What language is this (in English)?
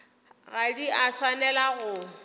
Northern Sotho